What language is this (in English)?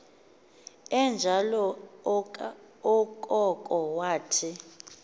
Xhosa